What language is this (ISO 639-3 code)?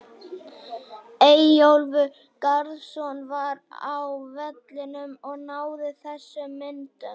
isl